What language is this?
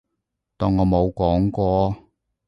Cantonese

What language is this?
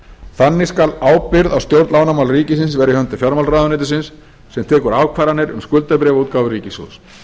Icelandic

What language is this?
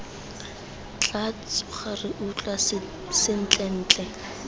Tswana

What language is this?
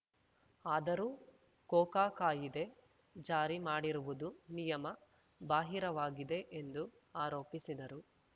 Kannada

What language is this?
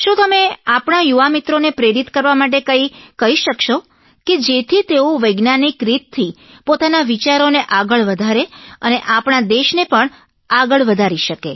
Gujarati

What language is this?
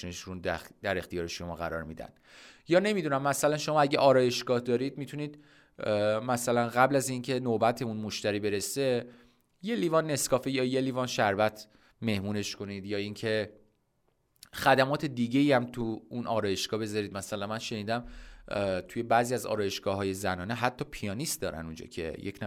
Persian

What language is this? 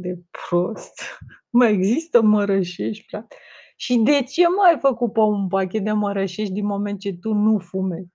Romanian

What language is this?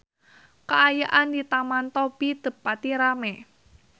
Sundanese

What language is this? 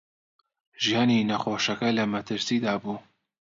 Central Kurdish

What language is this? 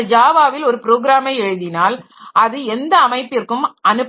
Tamil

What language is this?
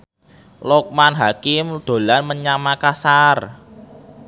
Javanese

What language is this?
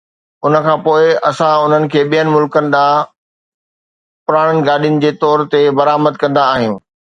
Sindhi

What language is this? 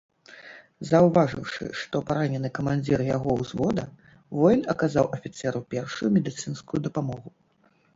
Belarusian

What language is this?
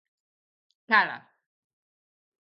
Galician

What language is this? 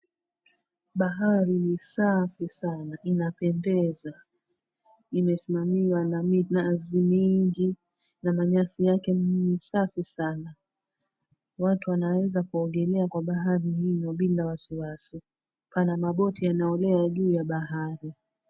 Swahili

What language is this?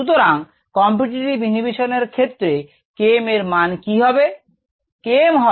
Bangla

